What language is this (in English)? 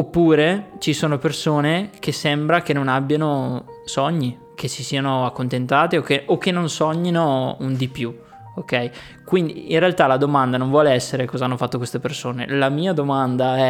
Italian